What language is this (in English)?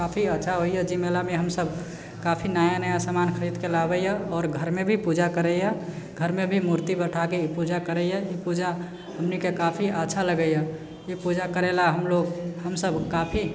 Maithili